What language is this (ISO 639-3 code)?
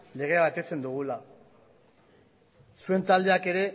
eus